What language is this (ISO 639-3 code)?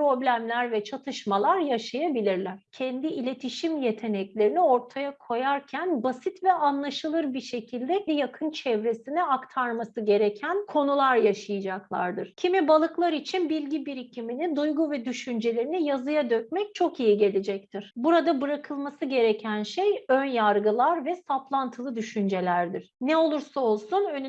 tur